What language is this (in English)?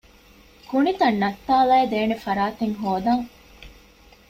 Divehi